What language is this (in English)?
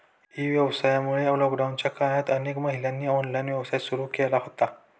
Marathi